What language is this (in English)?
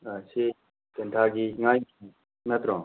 Manipuri